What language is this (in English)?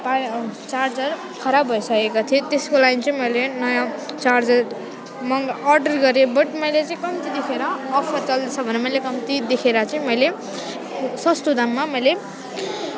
Nepali